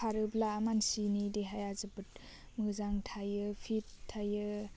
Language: Bodo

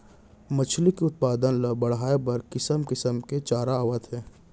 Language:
Chhattisgarhi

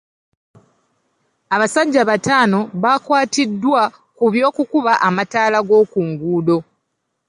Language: Ganda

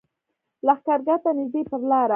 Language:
Pashto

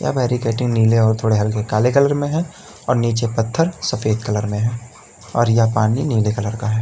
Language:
Hindi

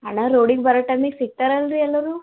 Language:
Kannada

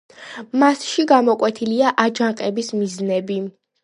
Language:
Georgian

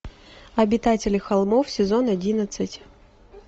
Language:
Russian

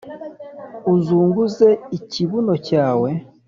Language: Kinyarwanda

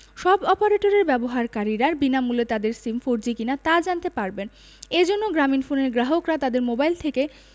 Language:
Bangla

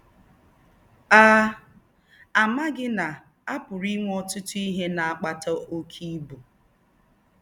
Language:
Igbo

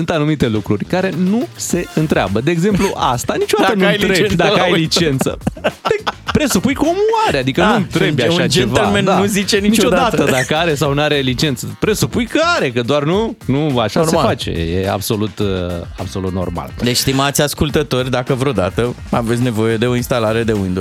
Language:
Romanian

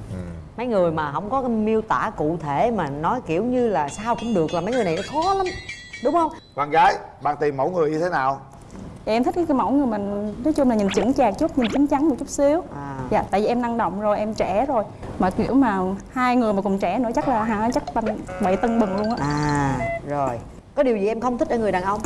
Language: Vietnamese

